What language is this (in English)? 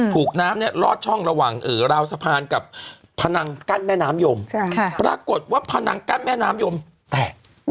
Thai